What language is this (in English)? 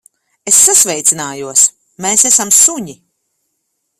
Latvian